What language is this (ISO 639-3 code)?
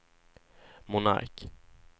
swe